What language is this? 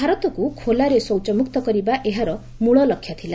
Odia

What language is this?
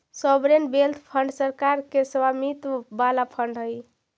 Magahi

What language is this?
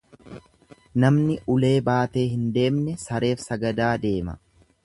Oromo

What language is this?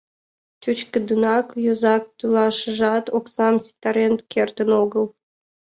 Mari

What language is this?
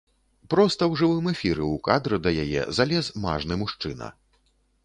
Belarusian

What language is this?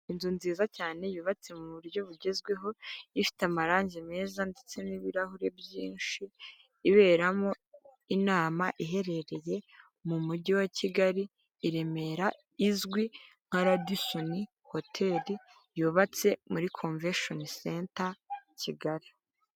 Kinyarwanda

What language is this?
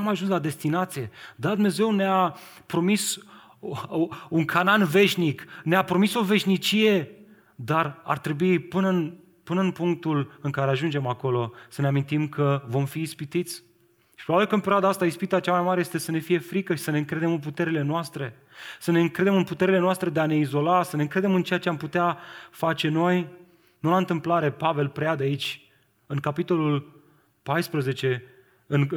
Romanian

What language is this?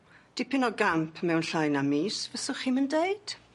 Welsh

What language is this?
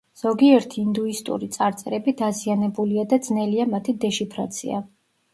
Georgian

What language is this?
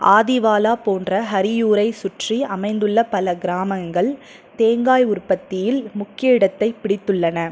Tamil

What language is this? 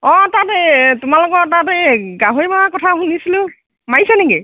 Assamese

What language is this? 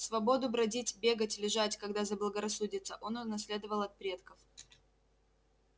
Russian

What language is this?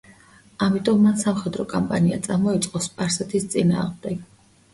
Georgian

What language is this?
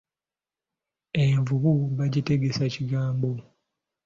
Ganda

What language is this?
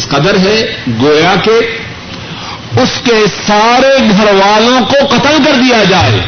Urdu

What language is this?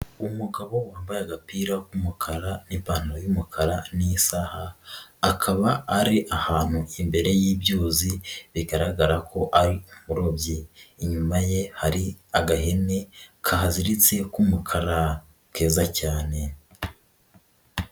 Kinyarwanda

